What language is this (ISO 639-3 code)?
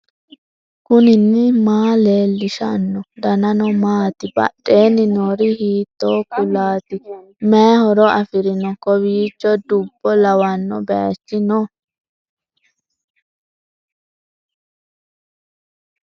sid